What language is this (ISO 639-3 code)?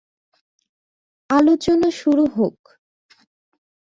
ben